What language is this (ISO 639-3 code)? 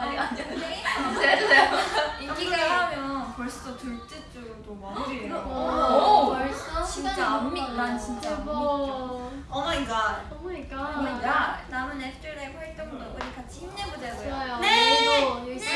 kor